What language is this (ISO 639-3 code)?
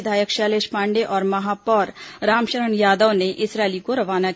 hin